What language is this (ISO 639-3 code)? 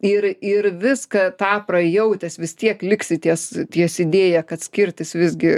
lit